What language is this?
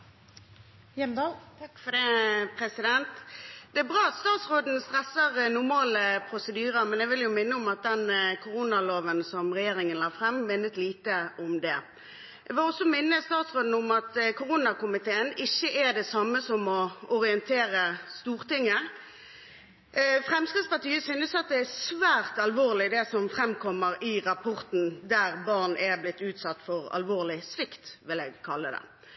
Norwegian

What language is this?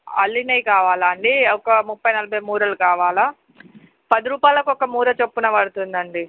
Telugu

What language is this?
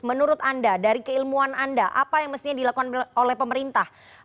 Indonesian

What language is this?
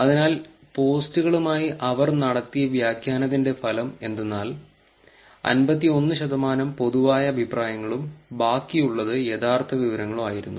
Malayalam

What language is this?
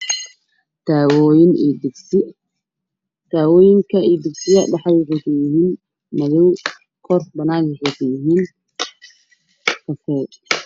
Somali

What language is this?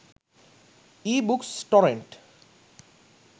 Sinhala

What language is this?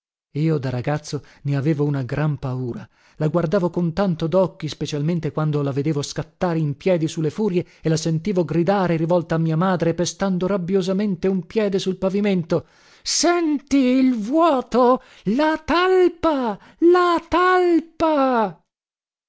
Italian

